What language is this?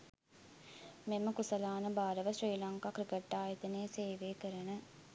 Sinhala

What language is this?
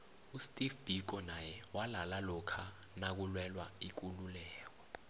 South Ndebele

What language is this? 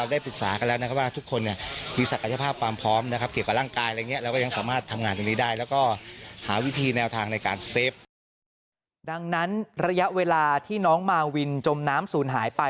Thai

